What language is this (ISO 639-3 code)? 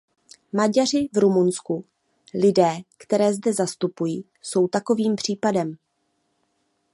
ces